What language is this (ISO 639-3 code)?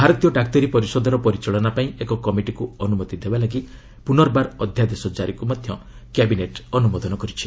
ori